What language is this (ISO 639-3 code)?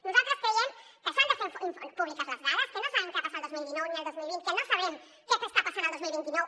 cat